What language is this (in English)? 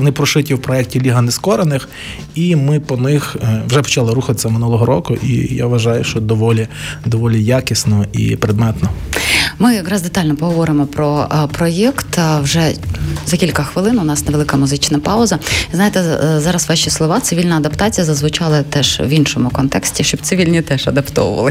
Ukrainian